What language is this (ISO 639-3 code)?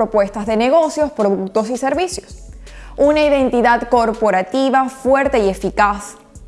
spa